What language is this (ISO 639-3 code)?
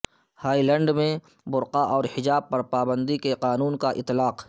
urd